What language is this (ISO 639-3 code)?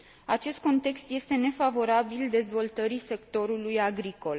ron